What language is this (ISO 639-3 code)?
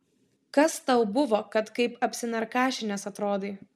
lit